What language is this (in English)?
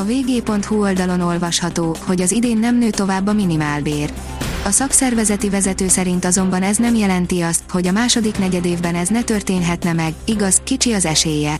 Hungarian